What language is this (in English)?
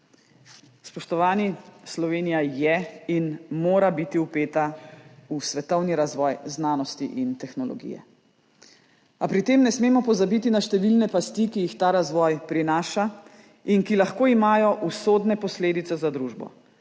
Slovenian